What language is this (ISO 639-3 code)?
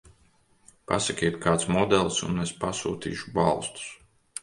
lav